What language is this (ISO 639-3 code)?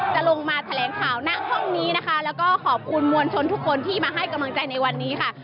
tha